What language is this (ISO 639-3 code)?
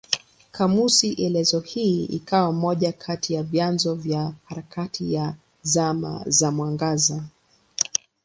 swa